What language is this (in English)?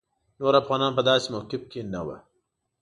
Pashto